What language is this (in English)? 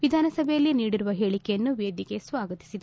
Kannada